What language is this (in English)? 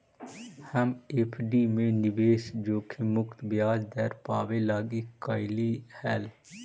Magahi